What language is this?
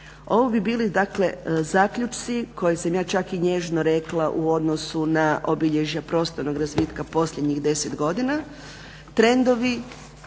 Croatian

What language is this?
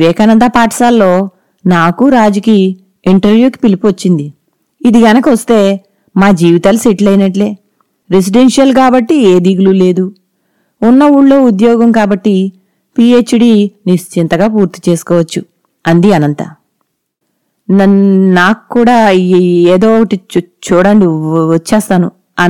Telugu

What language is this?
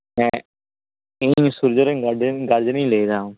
Santali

